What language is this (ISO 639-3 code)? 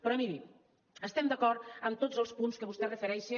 cat